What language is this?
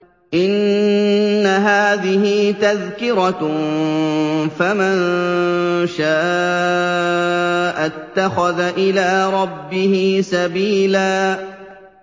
Arabic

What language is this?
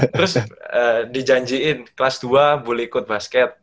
Indonesian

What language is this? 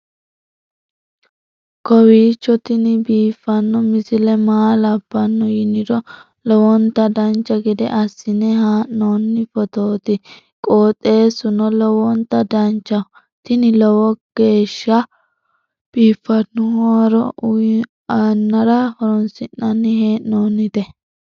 Sidamo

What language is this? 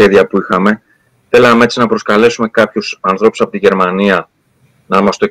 Greek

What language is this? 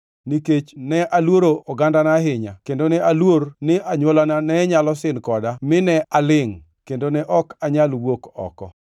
Luo (Kenya and Tanzania)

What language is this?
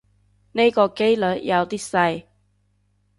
Cantonese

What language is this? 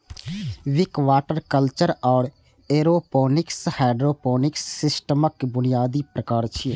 Maithili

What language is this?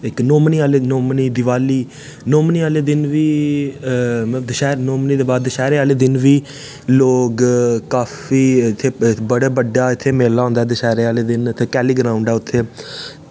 Dogri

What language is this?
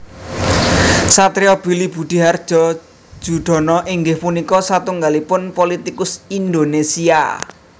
Javanese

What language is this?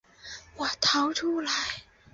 Chinese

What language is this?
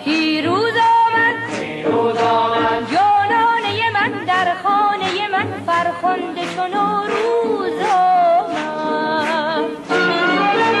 Persian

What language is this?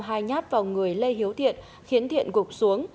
Vietnamese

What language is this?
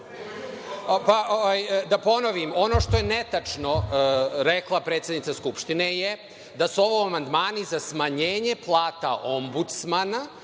Serbian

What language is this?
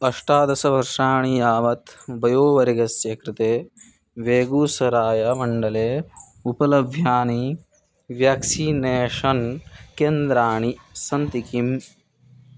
Sanskrit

